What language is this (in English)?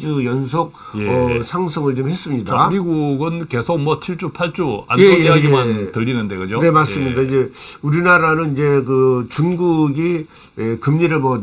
Korean